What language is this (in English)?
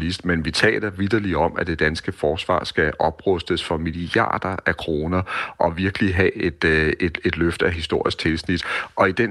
Danish